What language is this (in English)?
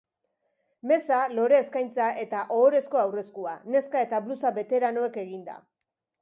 Basque